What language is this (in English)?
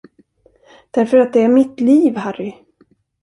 Swedish